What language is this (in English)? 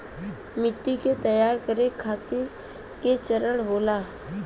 Bhojpuri